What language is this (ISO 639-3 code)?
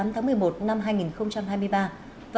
vie